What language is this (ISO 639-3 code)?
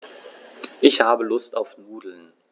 deu